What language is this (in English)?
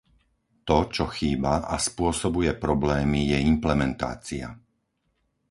Slovak